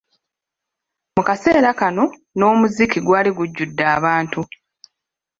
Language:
Ganda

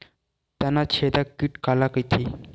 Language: Chhattisgarhi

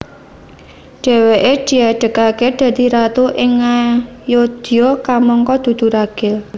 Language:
Javanese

